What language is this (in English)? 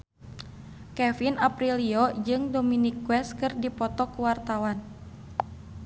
Sundanese